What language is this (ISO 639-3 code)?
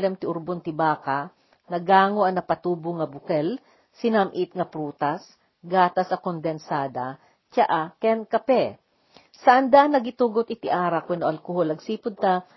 fil